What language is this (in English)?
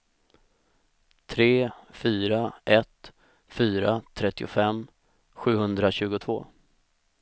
Swedish